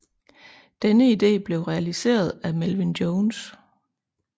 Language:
Danish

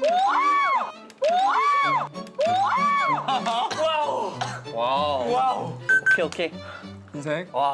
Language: Korean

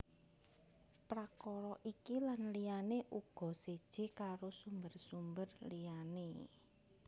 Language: Javanese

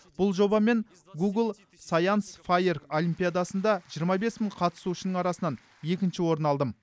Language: Kazakh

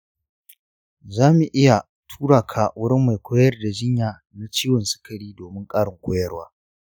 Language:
Hausa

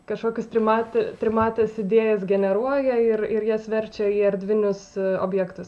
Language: Lithuanian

